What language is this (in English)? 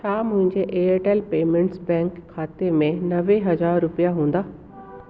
Sindhi